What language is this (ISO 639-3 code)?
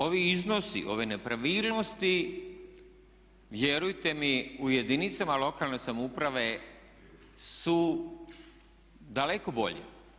hrv